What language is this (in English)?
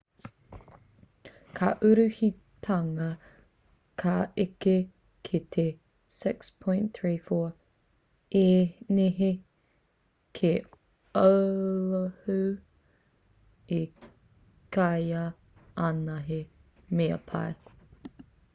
Māori